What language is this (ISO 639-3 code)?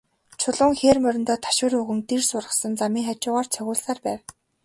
mon